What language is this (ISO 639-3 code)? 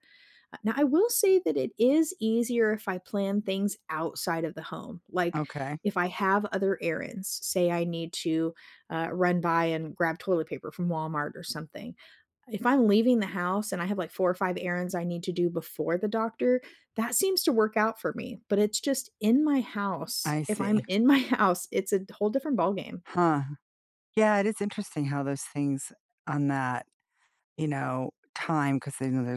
eng